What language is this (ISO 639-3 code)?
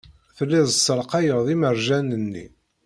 kab